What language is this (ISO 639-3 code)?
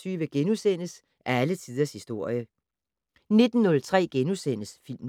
dan